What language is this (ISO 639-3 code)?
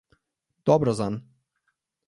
slv